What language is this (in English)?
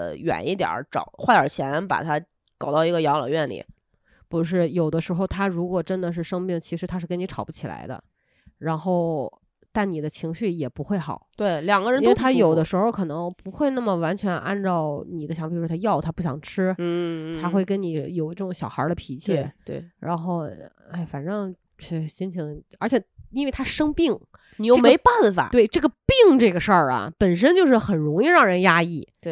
Chinese